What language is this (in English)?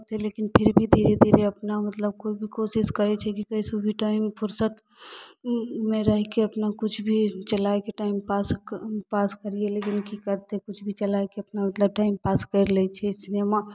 Maithili